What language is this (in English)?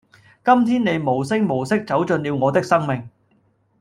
Cantonese